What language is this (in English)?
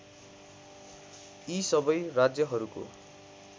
Nepali